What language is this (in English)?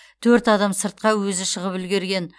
Kazakh